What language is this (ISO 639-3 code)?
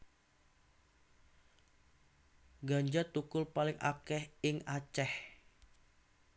jav